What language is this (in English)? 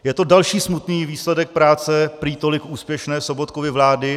Czech